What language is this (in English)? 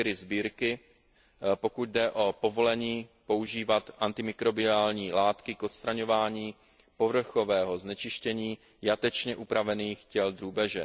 Czech